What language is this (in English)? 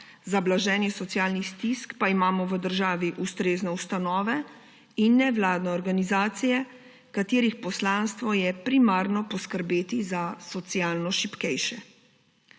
Slovenian